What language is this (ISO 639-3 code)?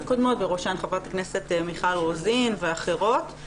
heb